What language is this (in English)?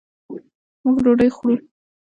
Pashto